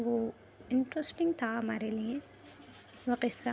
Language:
Urdu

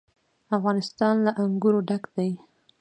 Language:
Pashto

